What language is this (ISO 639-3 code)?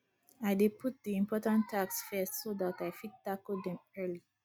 pcm